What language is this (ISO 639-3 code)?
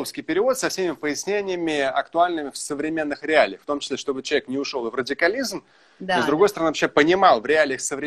rus